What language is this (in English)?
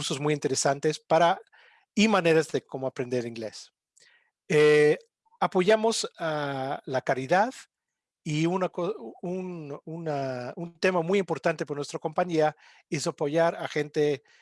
Spanish